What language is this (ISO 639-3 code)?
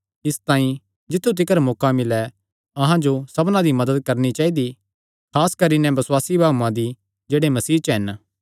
xnr